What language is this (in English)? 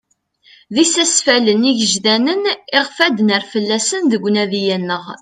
Kabyle